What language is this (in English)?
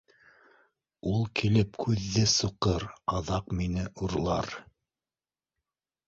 Bashkir